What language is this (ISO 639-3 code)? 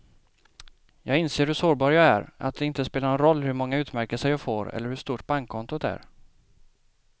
swe